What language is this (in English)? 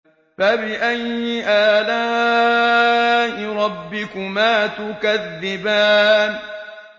Arabic